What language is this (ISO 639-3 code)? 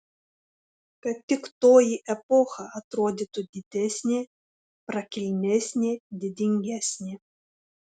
lit